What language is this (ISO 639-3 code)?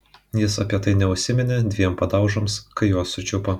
lit